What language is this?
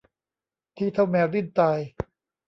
Thai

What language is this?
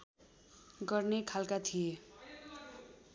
Nepali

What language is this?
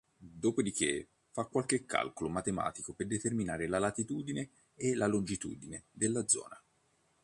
Italian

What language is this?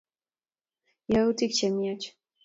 Kalenjin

